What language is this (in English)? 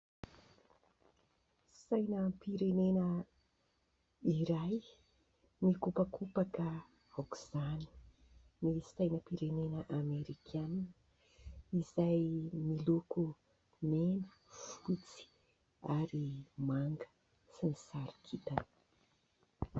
Malagasy